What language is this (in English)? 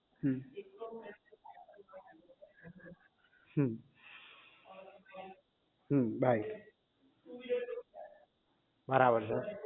Gujarati